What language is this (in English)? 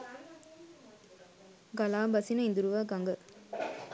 Sinhala